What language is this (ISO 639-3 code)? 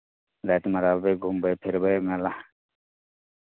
mai